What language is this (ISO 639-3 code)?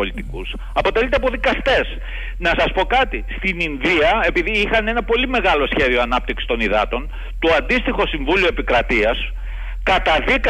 ell